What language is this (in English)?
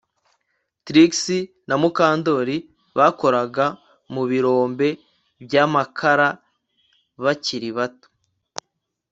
Kinyarwanda